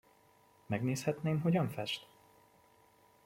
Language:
Hungarian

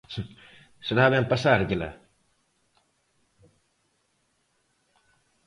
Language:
Galician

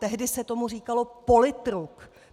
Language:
Czech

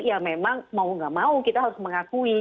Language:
Indonesian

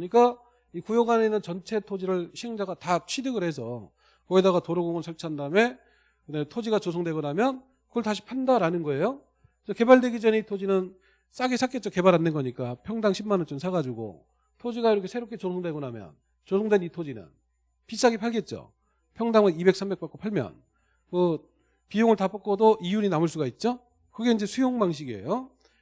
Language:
Korean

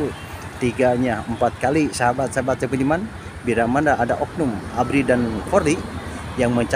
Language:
Indonesian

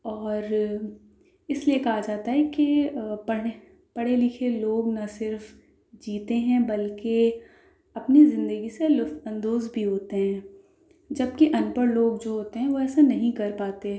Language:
Urdu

